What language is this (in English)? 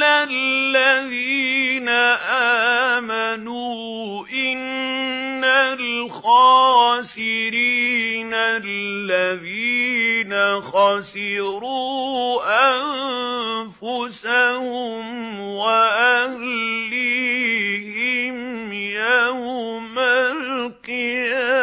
Arabic